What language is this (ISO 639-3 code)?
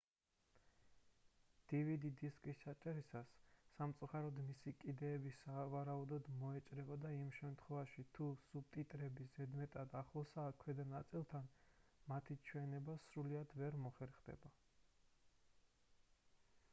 kat